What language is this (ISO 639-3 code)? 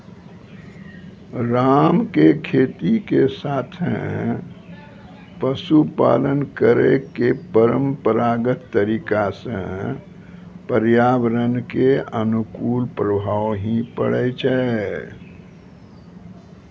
mai